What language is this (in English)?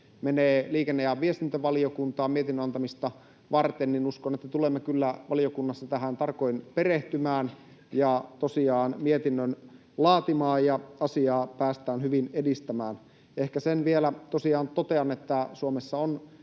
Finnish